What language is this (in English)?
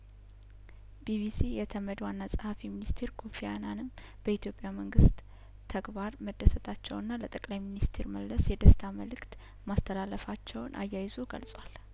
Amharic